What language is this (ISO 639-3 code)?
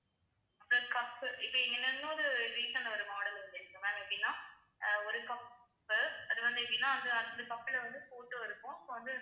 tam